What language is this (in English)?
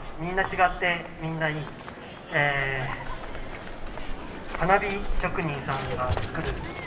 Japanese